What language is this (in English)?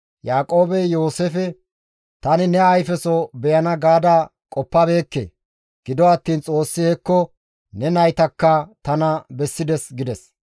Gamo